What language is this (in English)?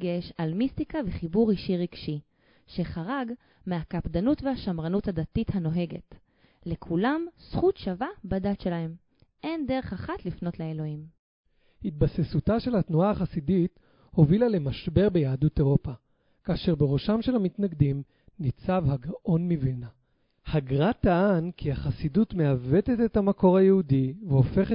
Hebrew